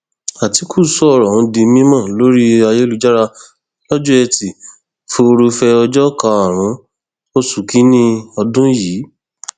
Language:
Yoruba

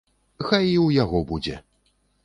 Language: Belarusian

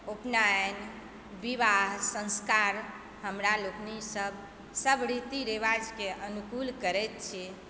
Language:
Maithili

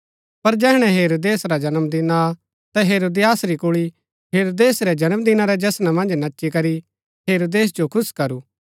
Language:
Gaddi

